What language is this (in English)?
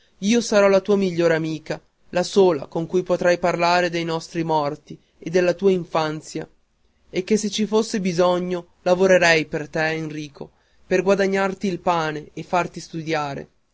Italian